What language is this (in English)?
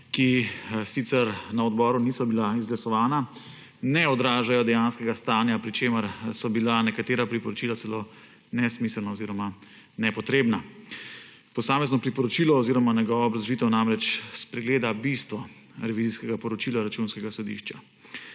Slovenian